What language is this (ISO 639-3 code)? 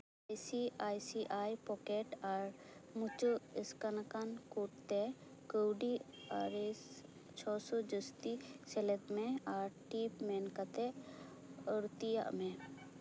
sat